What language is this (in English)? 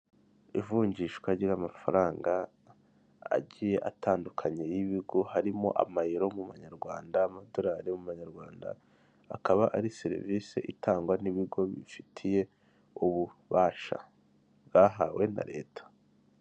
Kinyarwanda